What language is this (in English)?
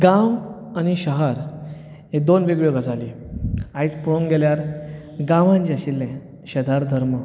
Konkani